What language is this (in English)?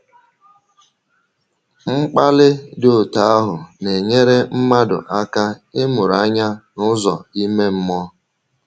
Igbo